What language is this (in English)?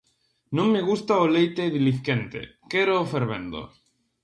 Galician